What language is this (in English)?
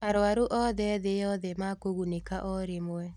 Kikuyu